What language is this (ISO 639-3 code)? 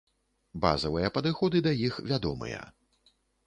bel